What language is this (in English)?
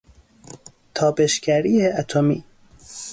Persian